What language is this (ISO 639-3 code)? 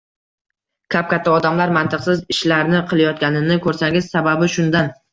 uzb